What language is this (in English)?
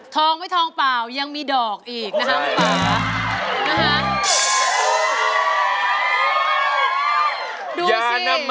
Thai